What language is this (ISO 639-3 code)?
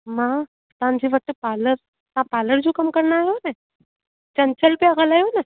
snd